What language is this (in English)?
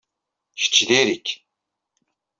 Kabyle